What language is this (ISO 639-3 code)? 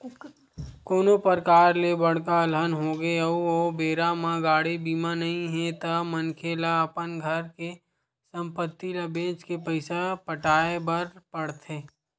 hne